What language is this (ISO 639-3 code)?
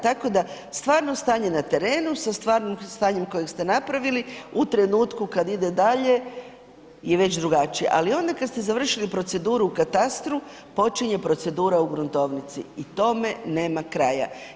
hrv